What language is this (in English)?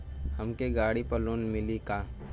Bhojpuri